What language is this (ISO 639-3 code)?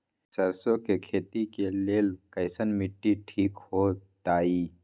mag